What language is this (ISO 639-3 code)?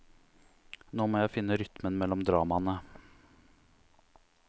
nor